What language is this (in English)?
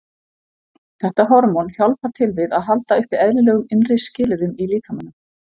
Icelandic